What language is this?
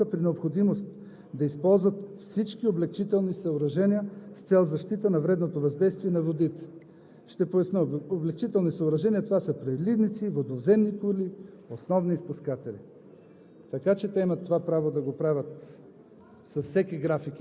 Bulgarian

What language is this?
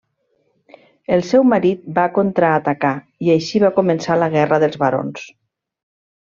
Catalan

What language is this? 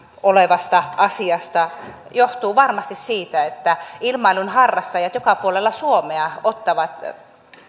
Finnish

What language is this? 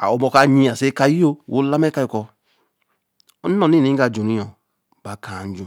Eleme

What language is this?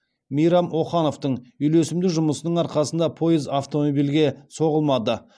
Kazakh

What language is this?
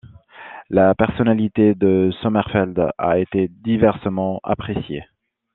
French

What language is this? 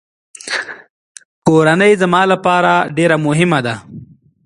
Pashto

